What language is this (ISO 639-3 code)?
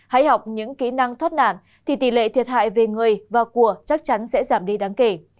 vie